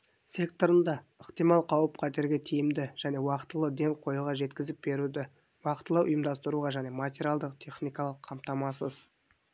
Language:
Kazakh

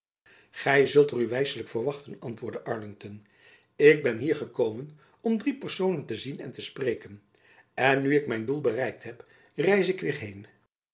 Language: Dutch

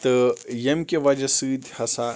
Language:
Kashmiri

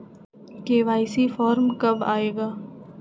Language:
Magahi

